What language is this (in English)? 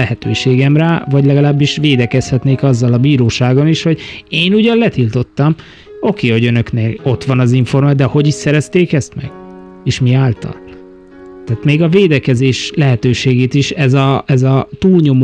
Hungarian